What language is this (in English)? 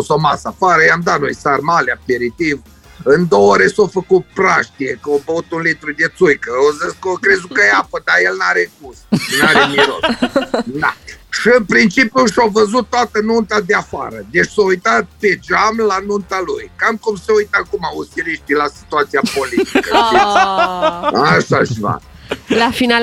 Romanian